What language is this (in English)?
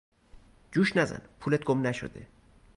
Persian